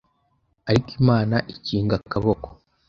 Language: Kinyarwanda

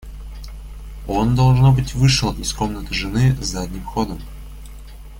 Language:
Russian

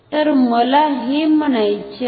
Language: Marathi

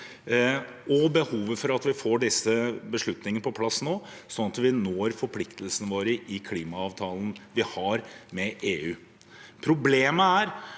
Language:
Norwegian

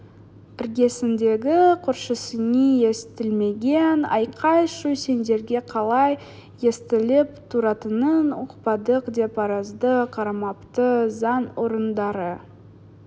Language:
Kazakh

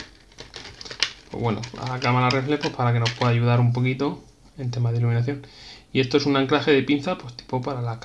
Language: Spanish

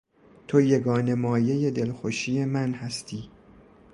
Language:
Persian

